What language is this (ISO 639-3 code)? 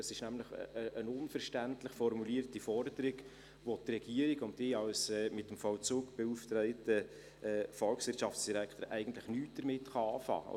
gsw